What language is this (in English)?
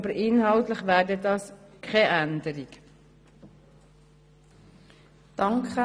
Swiss German